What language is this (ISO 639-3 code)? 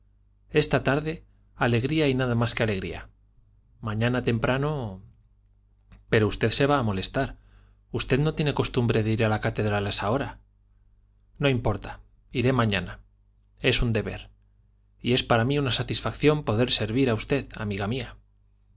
spa